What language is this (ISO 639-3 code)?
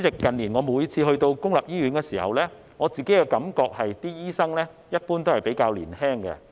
yue